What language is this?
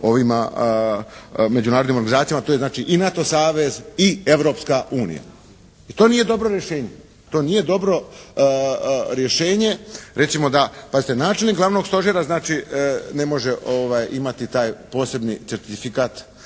Croatian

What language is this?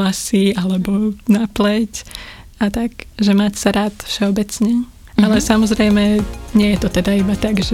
Slovak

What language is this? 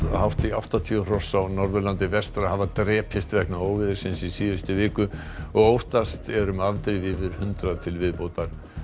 Icelandic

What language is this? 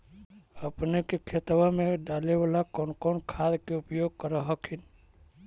Magahi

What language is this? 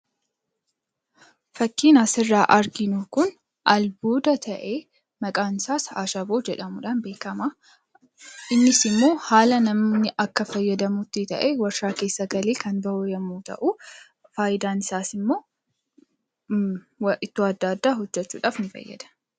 Oromo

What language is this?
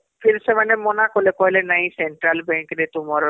Odia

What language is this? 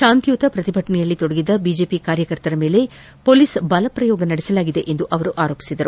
Kannada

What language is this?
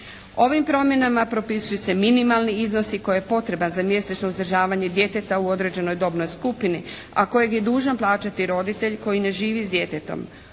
Croatian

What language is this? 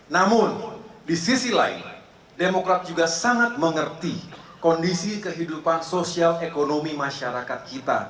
Indonesian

